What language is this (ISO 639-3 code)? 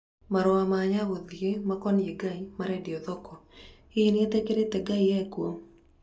kik